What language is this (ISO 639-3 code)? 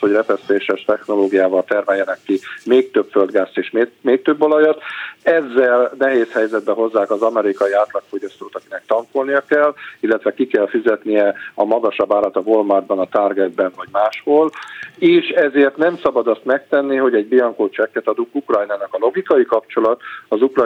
hun